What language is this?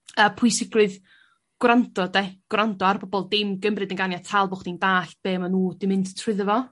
Welsh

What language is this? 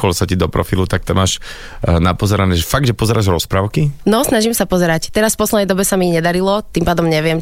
Slovak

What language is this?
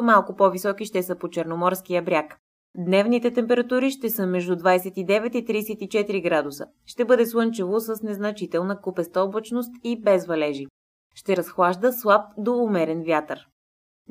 Bulgarian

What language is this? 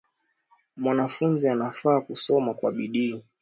Swahili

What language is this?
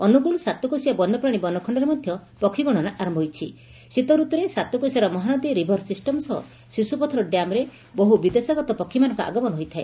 Odia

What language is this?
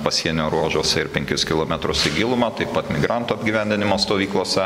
Lithuanian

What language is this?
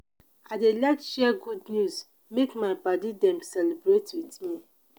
Nigerian Pidgin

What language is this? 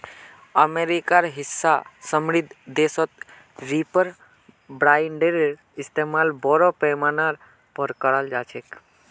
Magahi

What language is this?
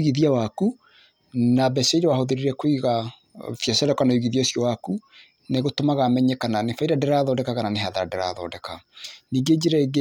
Kikuyu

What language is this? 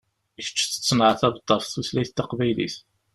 Kabyle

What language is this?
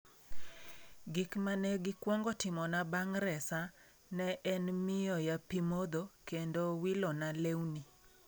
Luo (Kenya and Tanzania)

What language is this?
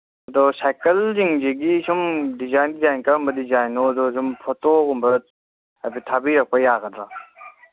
Manipuri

